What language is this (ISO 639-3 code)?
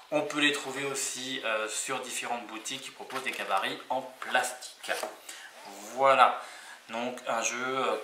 fra